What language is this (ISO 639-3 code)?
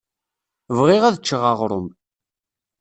kab